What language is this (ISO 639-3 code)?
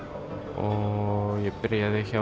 isl